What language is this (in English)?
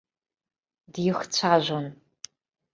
Abkhazian